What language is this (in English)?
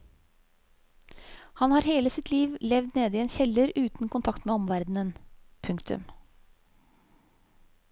Norwegian